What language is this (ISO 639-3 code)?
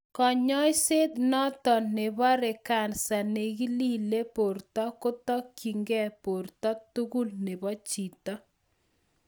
kln